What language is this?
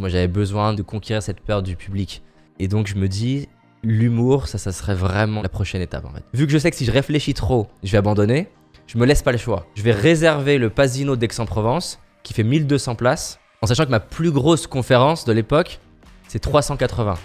French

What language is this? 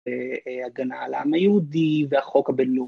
Hebrew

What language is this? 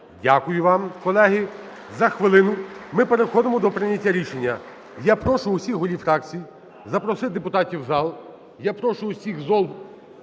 Ukrainian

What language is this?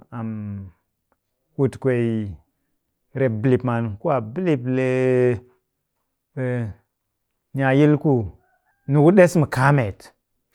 Cakfem-Mushere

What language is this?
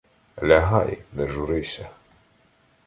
Ukrainian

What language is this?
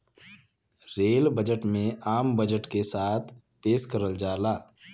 Bhojpuri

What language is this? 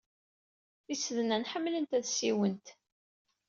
Kabyle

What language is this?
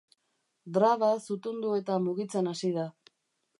Basque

